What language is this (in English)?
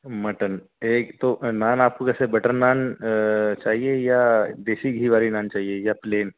Urdu